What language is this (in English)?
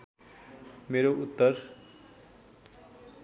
Nepali